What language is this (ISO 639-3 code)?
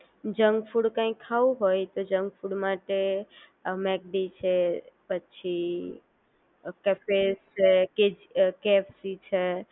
guj